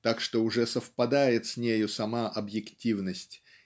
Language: Russian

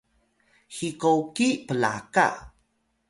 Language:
Atayal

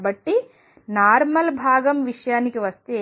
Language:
Telugu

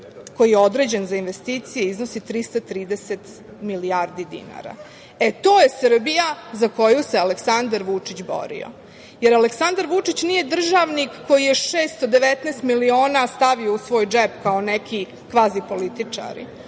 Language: Serbian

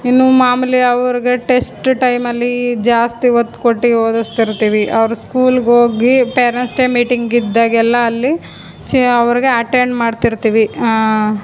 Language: Kannada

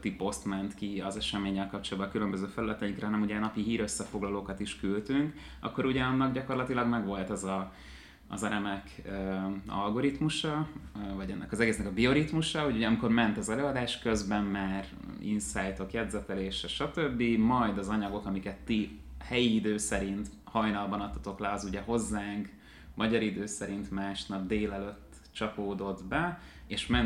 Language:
Hungarian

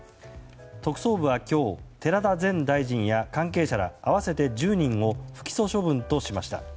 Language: Japanese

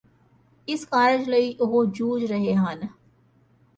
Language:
Punjabi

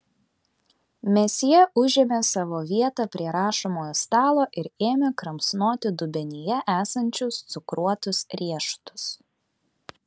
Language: Lithuanian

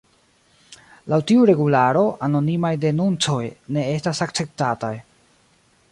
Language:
Esperanto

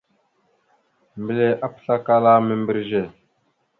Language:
Mada (Cameroon)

